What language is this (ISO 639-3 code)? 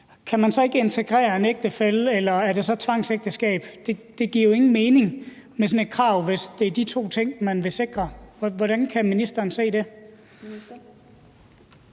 dan